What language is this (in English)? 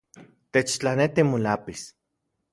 Central Puebla Nahuatl